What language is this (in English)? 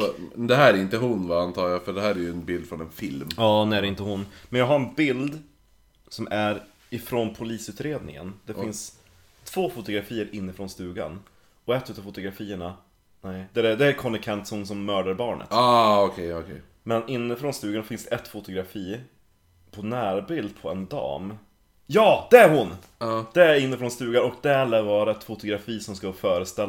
Swedish